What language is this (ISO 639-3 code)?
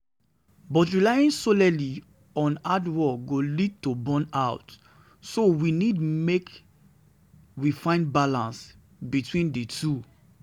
pcm